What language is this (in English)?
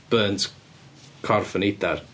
Welsh